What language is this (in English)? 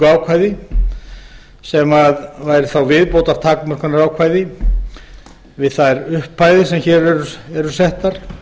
Icelandic